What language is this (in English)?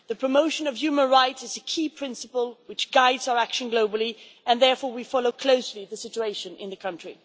English